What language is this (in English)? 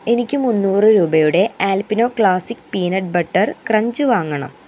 Malayalam